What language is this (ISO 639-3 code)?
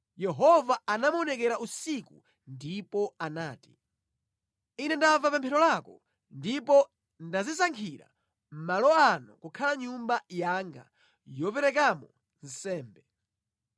nya